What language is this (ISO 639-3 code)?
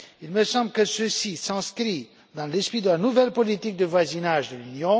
fra